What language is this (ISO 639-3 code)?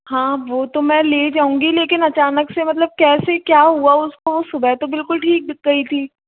hin